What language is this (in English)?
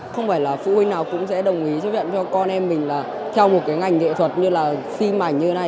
Vietnamese